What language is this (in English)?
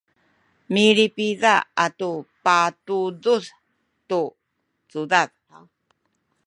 Sakizaya